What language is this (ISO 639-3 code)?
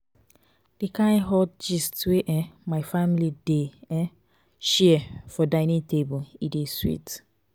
pcm